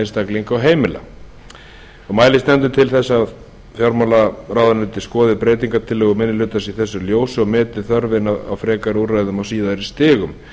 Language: Icelandic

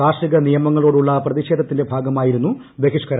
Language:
Malayalam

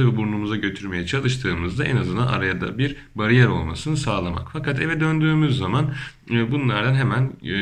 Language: Turkish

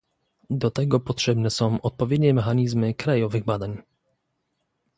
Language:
Polish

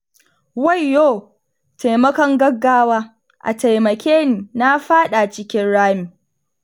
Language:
Hausa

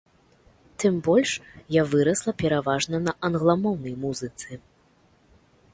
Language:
Belarusian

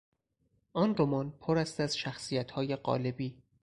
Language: Persian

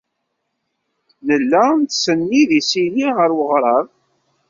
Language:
Kabyle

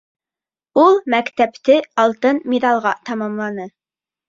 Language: Bashkir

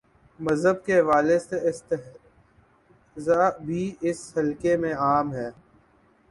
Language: Urdu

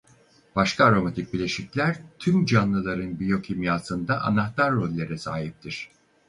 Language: Turkish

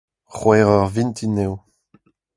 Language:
Breton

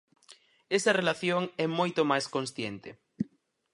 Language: Galician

